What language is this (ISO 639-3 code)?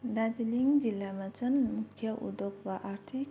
nep